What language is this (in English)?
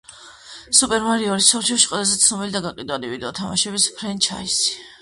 Georgian